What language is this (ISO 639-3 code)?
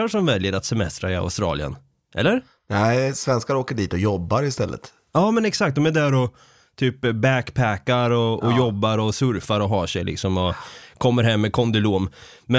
swe